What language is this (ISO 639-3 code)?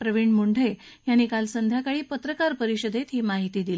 mar